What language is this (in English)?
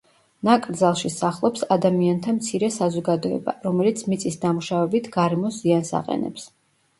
Georgian